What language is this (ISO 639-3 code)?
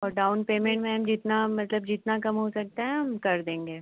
hin